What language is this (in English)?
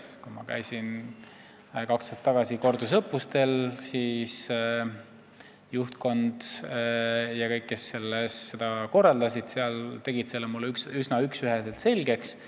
Estonian